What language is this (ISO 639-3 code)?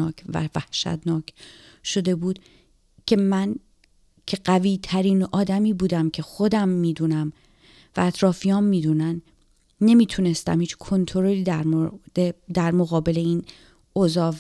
fas